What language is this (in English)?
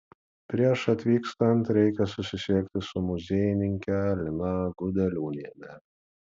Lithuanian